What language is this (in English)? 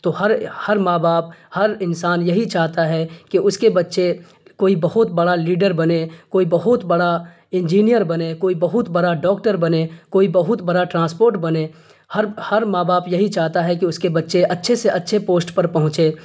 Urdu